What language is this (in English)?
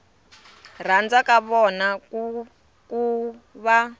Tsonga